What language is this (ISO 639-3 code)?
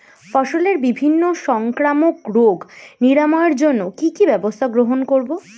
ben